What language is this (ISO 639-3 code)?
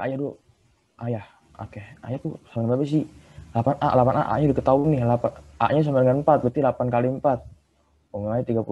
ind